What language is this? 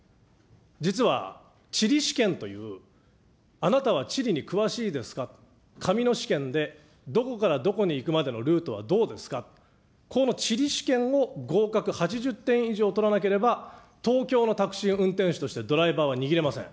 Japanese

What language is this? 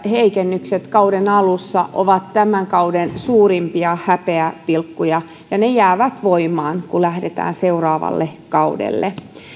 Finnish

